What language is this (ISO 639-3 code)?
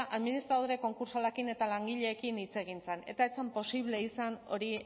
eus